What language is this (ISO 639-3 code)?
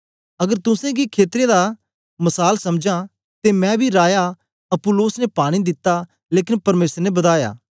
doi